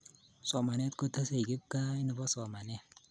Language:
Kalenjin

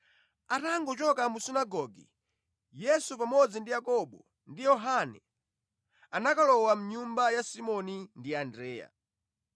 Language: Nyanja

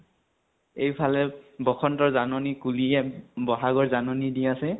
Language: Assamese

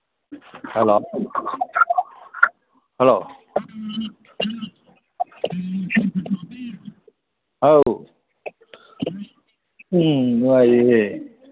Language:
Manipuri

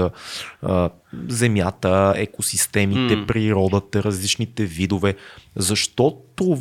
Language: Bulgarian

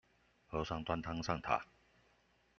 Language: Chinese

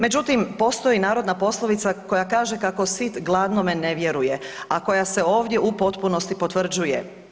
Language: Croatian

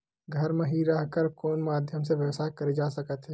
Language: Chhattisgarhi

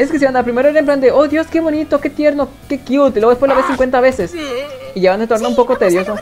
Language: Spanish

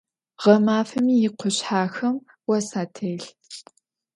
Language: Adyghe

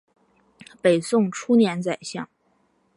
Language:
Chinese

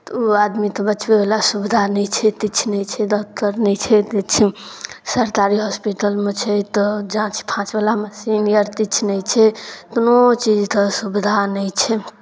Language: Maithili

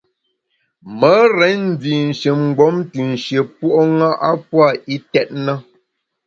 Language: Bamun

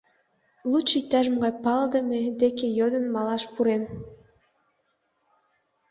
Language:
Mari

